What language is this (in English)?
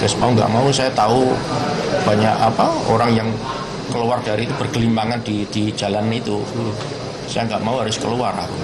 Indonesian